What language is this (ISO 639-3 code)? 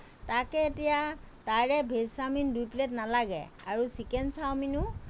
asm